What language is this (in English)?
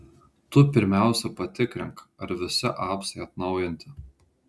Lithuanian